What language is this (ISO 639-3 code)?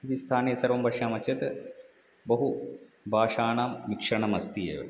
san